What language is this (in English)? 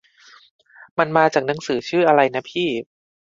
Thai